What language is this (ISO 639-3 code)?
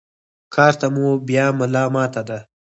pus